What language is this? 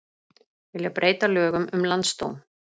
Icelandic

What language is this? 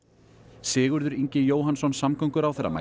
Icelandic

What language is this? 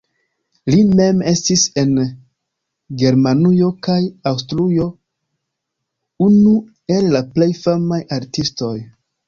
Esperanto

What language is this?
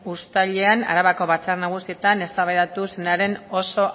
Basque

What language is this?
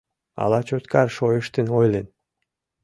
Mari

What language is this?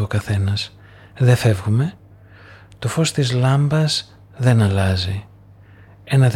Greek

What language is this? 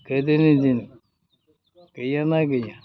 Bodo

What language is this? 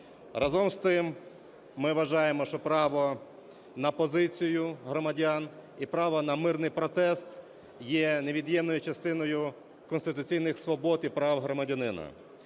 Ukrainian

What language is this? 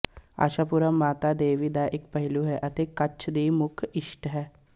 Punjabi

